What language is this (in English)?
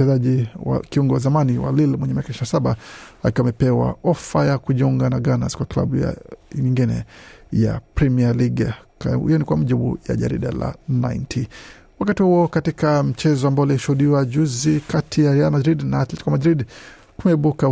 Swahili